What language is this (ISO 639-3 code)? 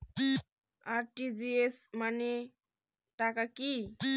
ben